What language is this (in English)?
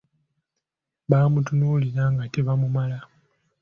Ganda